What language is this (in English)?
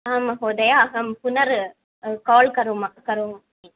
Sanskrit